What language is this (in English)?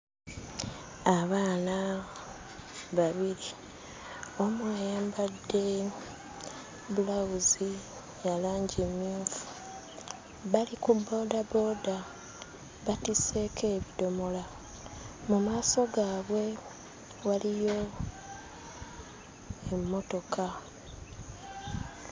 Ganda